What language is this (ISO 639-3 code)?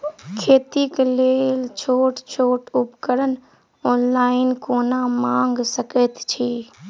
mai